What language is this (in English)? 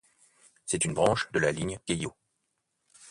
French